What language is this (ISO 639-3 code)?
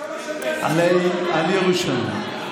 heb